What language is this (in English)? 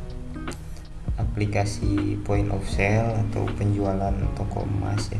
Indonesian